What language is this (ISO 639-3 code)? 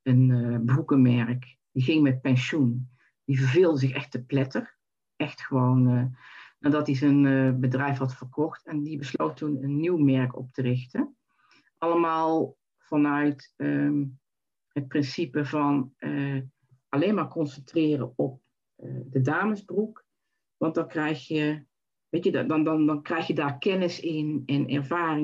nld